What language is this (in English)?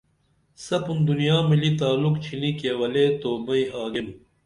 Dameli